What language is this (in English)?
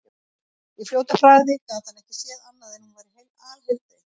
Icelandic